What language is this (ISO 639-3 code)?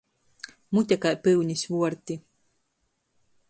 ltg